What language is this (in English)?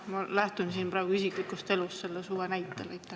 Estonian